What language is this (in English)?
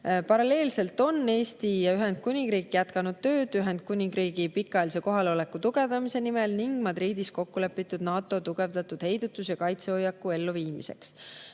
Estonian